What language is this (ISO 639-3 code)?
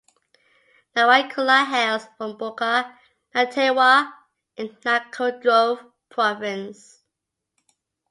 eng